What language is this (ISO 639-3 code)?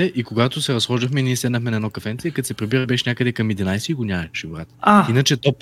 bul